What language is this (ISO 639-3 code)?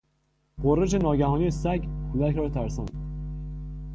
fas